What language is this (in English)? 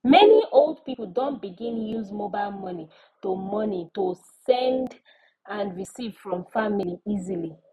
Nigerian Pidgin